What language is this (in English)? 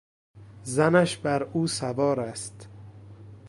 Persian